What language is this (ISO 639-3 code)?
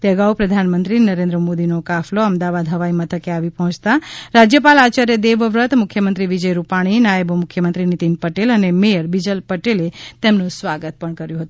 guj